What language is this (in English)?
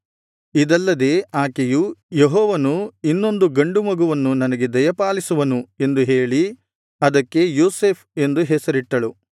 Kannada